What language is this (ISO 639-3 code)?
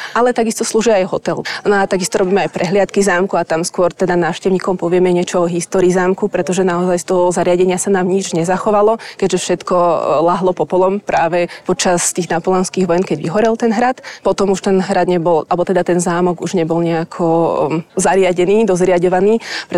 slk